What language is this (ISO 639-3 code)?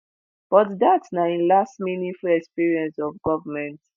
pcm